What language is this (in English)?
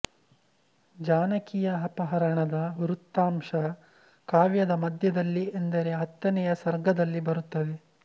Kannada